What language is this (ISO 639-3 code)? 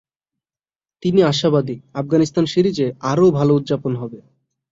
ben